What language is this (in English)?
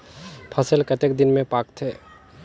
Chhattisgarhi